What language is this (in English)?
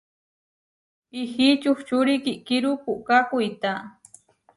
Huarijio